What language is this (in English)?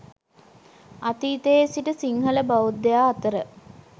Sinhala